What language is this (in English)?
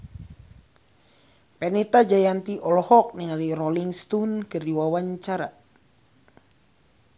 Sundanese